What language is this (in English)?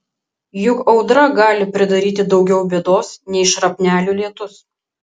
Lithuanian